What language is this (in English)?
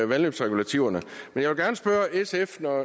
Danish